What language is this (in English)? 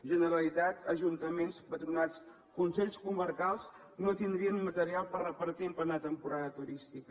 Catalan